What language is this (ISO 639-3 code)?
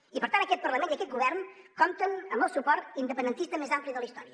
cat